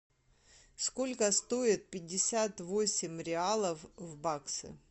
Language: Russian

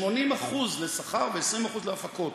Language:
Hebrew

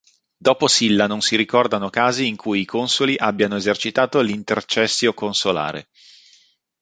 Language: Italian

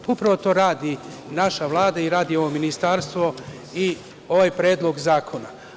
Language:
Serbian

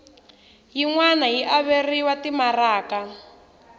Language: Tsonga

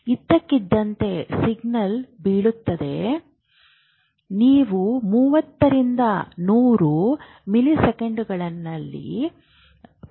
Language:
Kannada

